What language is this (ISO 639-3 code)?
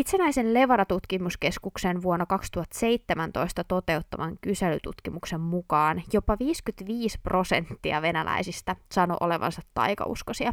fin